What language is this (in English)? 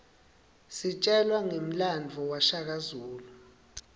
Swati